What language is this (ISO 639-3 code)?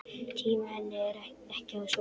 isl